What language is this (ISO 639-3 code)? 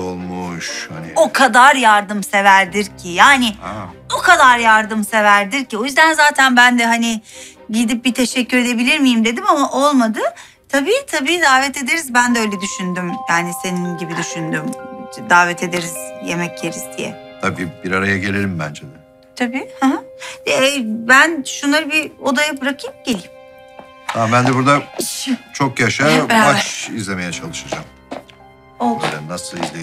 tur